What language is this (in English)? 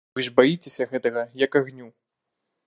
Belarusian